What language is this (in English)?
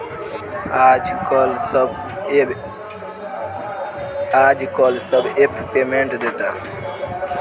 Bhojpuri